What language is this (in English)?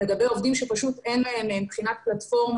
Hebrew